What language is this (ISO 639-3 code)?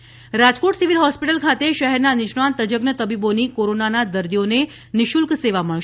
guj